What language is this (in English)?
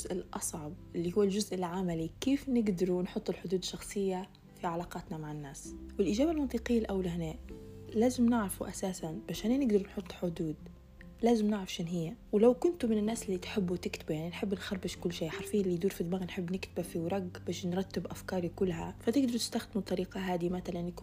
Arabic